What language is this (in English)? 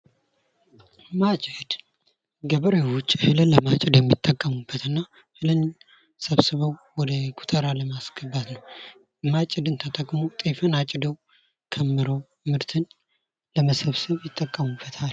Amharic